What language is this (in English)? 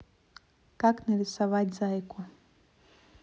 Russian